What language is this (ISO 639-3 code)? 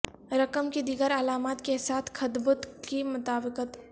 urd